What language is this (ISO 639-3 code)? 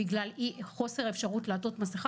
heb